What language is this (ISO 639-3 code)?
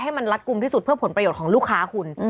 tha